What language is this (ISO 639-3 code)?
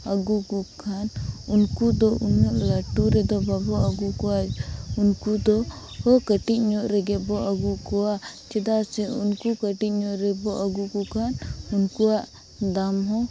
sat